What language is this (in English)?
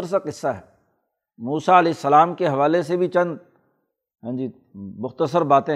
Urdu